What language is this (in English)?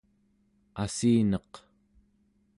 Central Yupik